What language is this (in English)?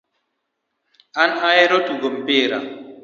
Luo (Kenya and Tanzania)